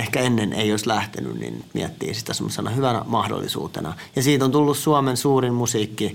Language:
Finnish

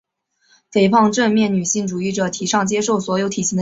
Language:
Chinese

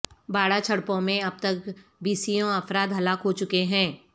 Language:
Urdu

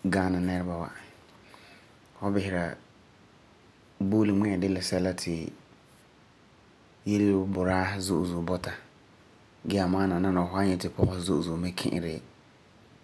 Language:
Frafra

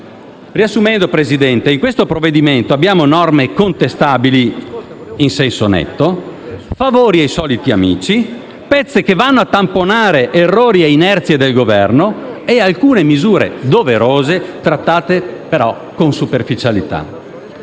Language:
Italian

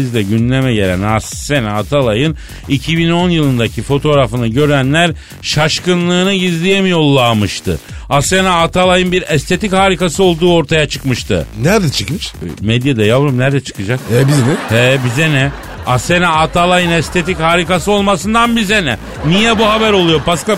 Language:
Turkish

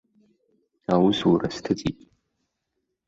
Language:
Abkhazian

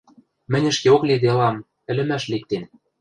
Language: Western Mari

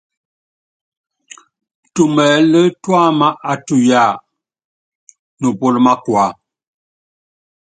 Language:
Yangben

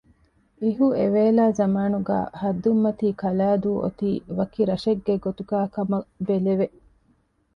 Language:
Divehi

